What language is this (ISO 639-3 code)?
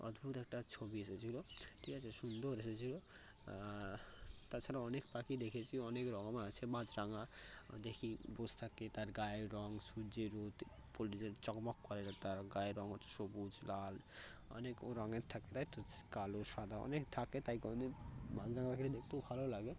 ben